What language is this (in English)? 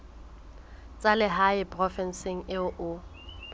Southern Sotho